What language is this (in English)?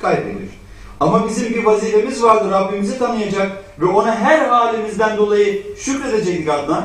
Turkish